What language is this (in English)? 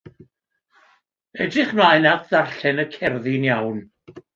Welsh